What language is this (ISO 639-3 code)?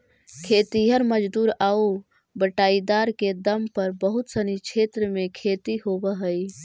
mag